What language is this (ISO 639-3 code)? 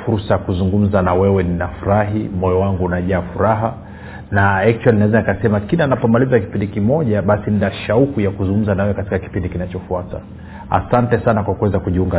swa